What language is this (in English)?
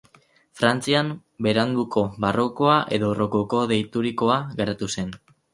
Basque